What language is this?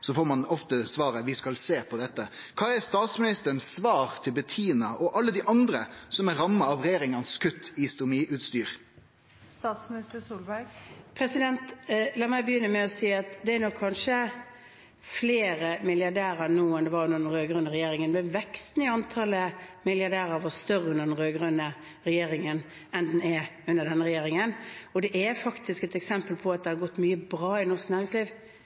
Norwegian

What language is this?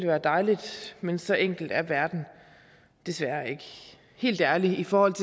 Danish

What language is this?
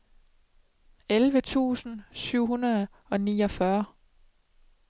Danish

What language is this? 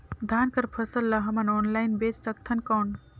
Chhattisgarhi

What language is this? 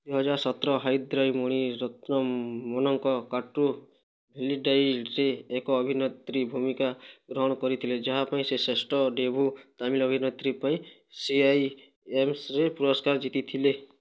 Odia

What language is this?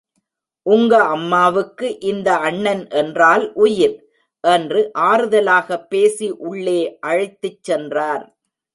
Tamil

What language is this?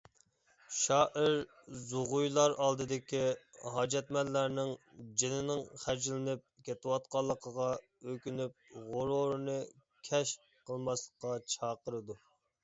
Uyghur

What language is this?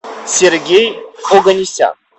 Russian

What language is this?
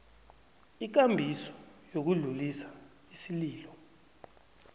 South Ndebele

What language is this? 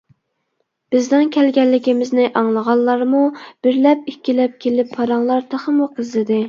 Uyghur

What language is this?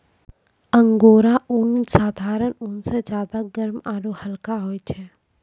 Maithili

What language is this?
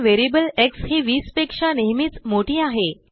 Marathi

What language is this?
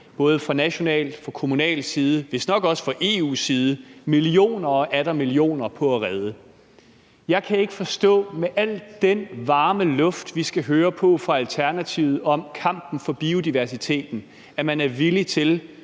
Danish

